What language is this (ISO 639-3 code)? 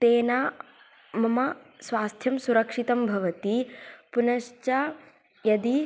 san